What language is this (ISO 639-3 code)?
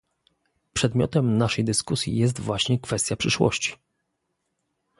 pol